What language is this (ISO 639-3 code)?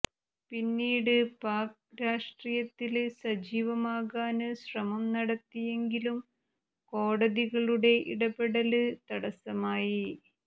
mal